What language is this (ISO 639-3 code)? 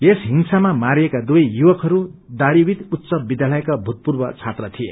nep